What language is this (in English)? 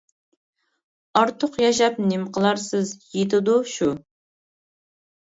Uyghur